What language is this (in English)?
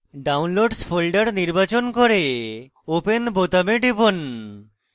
Bangla